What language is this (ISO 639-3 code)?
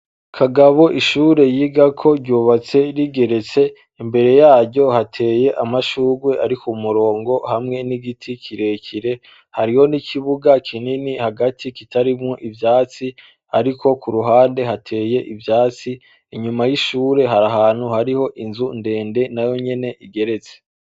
run